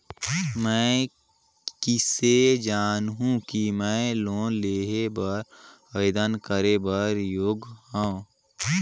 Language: Chhattisgarhi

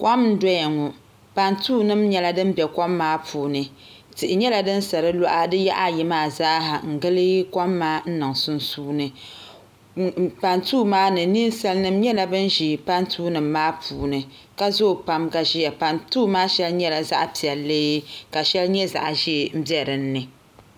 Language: Dagbani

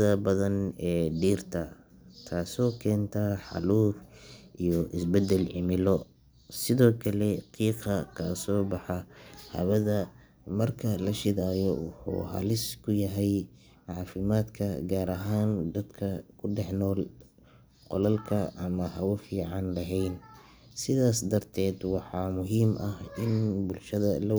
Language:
Somali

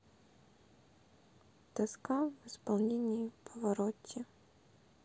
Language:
Russian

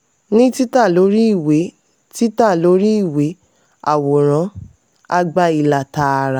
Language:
Yoruba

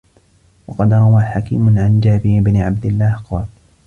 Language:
Arabic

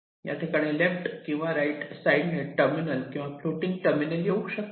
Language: Marathi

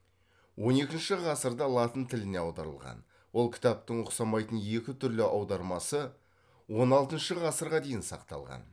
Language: Kazakh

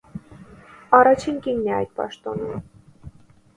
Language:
Armenian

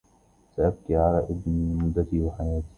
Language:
Arabic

